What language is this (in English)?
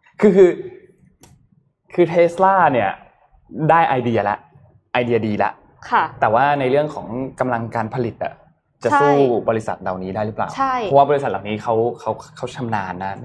Thai